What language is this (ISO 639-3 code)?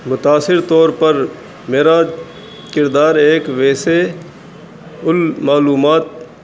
urd